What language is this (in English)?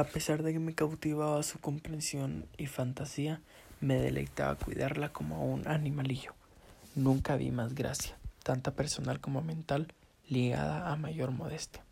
Spanish